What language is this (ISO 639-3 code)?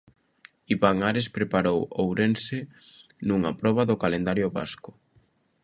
glg